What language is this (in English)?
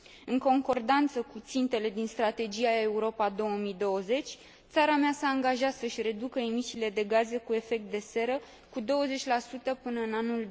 Romanian